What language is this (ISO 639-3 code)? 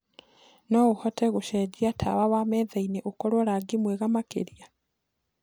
kik